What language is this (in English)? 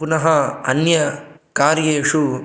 Sanskrit